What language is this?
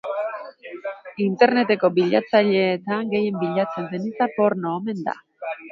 Basque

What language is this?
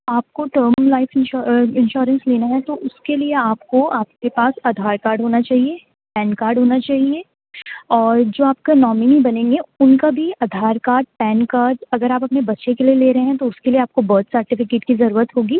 Urdu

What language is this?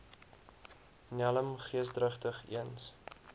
Afrikaans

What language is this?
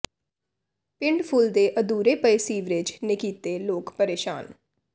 Punjabi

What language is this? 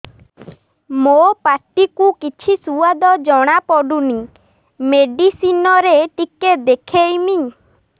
Odia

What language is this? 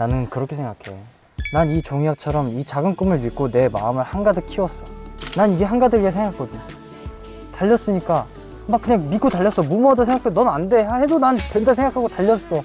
Korean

